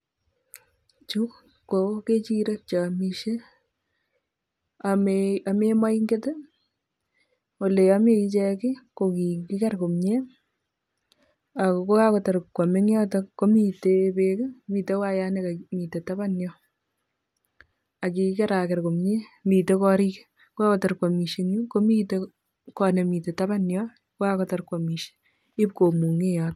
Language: Kalenjin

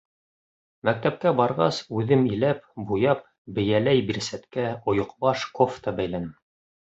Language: Bashkir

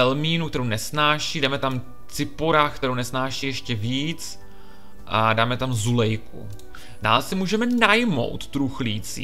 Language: Czech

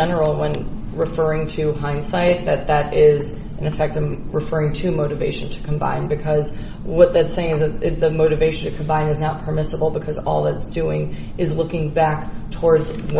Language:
English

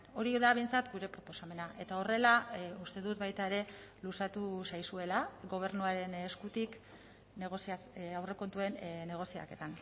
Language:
Basque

